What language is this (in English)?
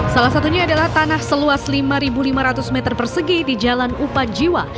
Indonesian